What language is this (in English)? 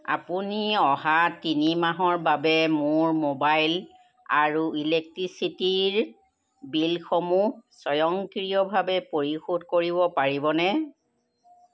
Assamese